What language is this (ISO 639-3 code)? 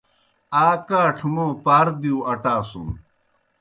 plk